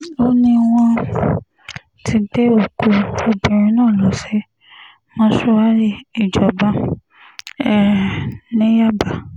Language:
Yoruba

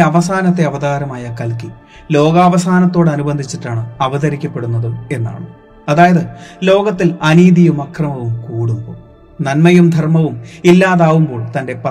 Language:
Malayalam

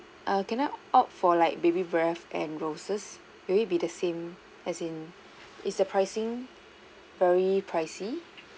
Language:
English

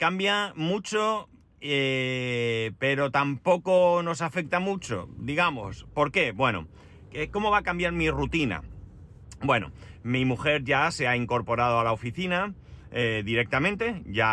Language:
Spanish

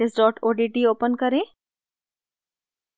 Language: Hindi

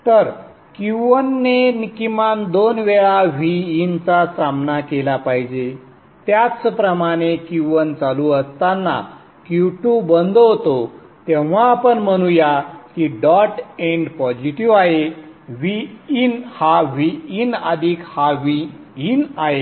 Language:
Marathi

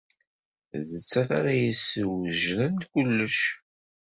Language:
Kabyle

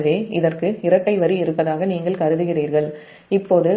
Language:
Tamil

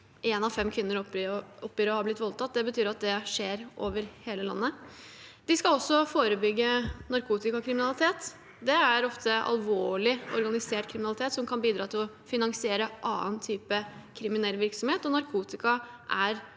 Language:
Norwegian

